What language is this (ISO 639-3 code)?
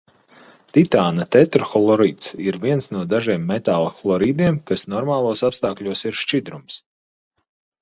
lav